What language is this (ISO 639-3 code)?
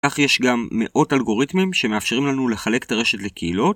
heb